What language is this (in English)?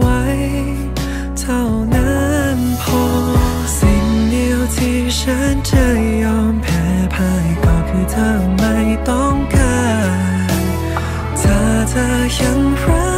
Thai